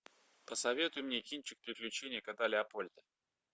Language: Russian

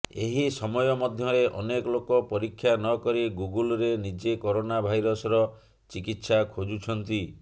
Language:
Odia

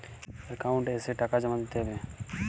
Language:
Bangla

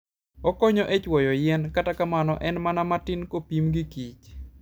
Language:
Luo (Kenya and Tanzania)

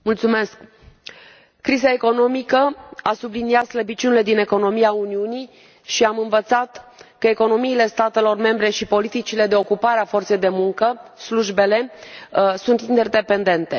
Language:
Romanian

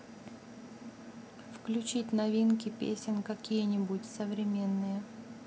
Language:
Russian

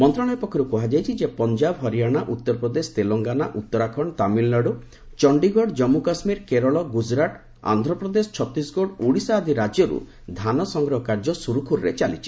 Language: Odia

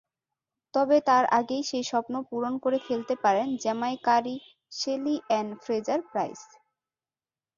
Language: Bangla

